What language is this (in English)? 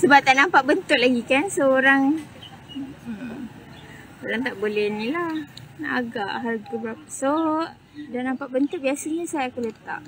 Malay